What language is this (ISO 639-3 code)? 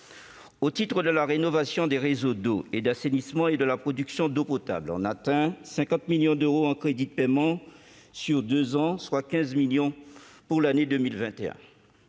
fra